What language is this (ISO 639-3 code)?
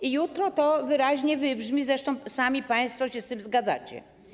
pol